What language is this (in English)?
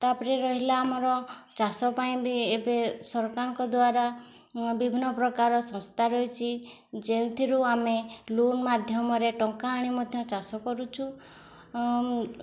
Odia